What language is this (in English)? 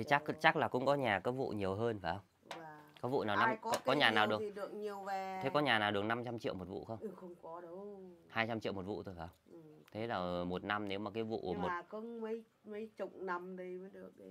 Vietnamese